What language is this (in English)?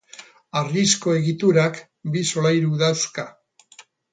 Basque